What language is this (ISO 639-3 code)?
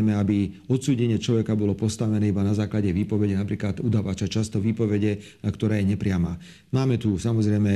slk